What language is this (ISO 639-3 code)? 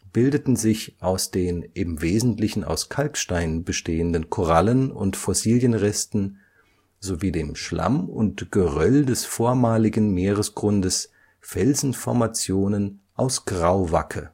deu